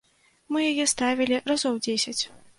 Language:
Belarusian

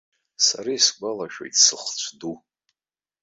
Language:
Abkhazian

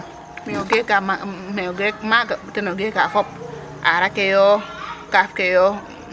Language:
Serer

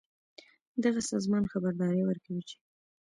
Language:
Pashto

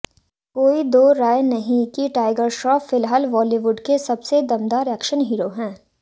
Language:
Hindi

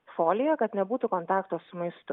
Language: Lithuanian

